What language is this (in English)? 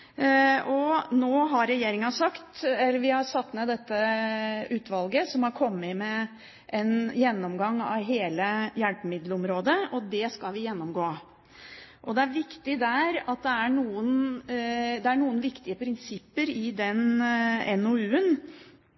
Norwegian Bokmål